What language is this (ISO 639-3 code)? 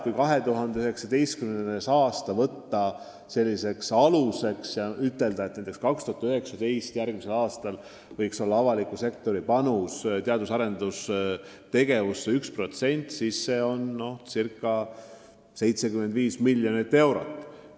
est